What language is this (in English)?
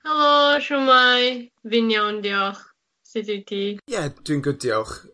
Welsh